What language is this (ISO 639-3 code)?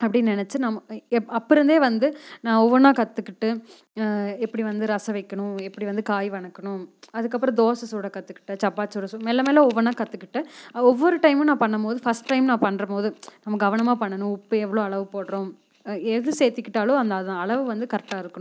tam